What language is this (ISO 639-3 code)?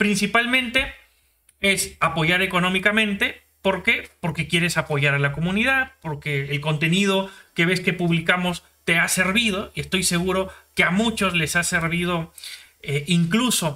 spa